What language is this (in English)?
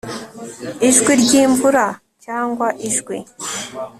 Kinyarwanda